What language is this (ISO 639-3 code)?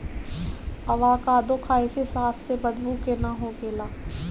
bho